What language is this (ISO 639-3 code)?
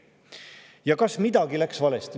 est